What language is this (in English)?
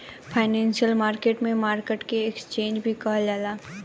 Bhojpuri